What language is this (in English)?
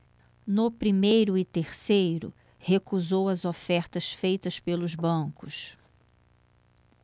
Portuguese